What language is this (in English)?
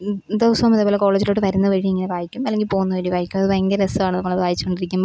Malayalam